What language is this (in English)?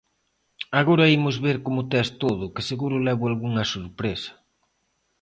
Galician